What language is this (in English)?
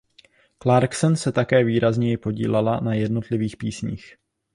Czech